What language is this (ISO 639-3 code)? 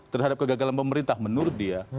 ind